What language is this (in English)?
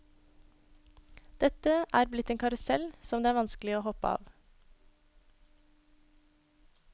Norwegian